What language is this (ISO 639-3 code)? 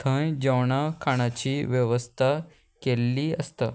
kok